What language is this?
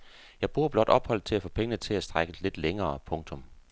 Danish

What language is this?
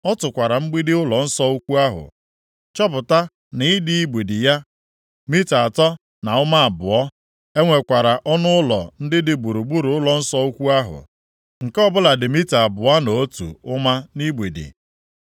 Igbo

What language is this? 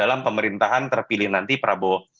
Indonesian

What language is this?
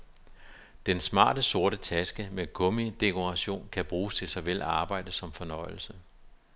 Danish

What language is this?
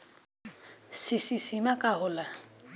Bhojpuri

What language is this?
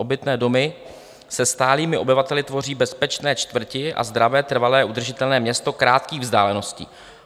Czech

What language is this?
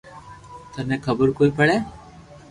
Loarki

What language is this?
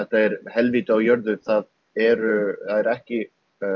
Icelandic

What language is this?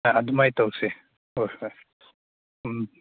Manipuri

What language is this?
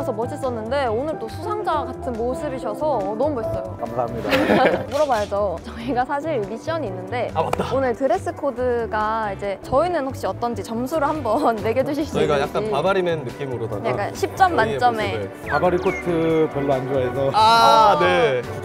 Korean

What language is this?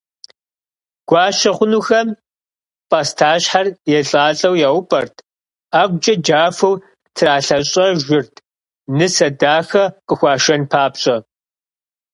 Kabardian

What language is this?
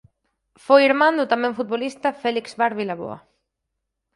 Galician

